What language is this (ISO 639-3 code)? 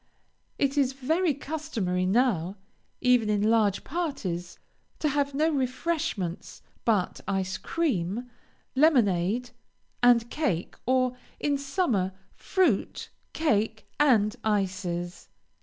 eng